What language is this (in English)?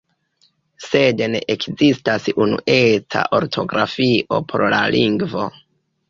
Esperanto